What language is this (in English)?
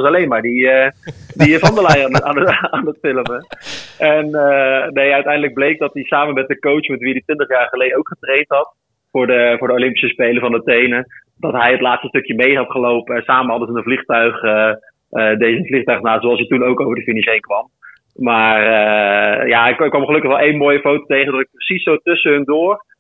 Dutch